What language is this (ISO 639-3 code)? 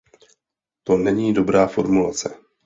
ces